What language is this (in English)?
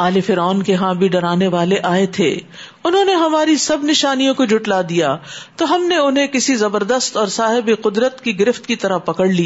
Urdu